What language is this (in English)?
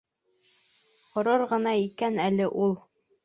Bashkir